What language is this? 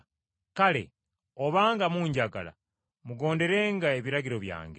Ganda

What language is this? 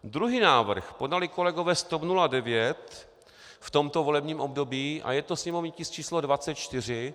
Czech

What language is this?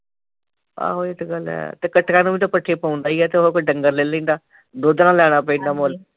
Punjabi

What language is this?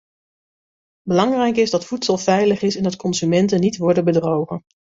Dutch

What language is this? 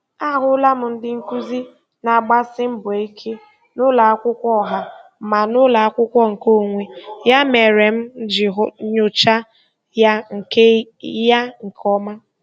Igbo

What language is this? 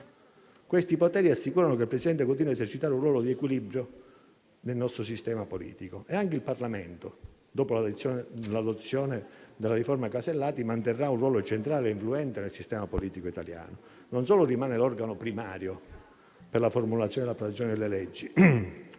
Italian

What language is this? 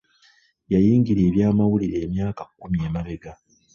Ganda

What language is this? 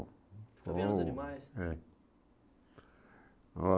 Portuguese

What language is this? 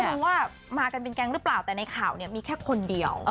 Thai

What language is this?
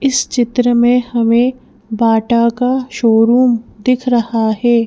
Hindi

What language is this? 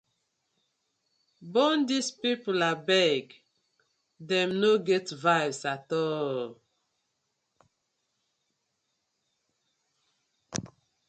Nigerian Pidgin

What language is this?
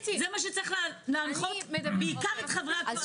Hebrew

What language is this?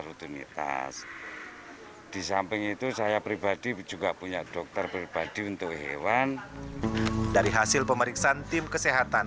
Indonesian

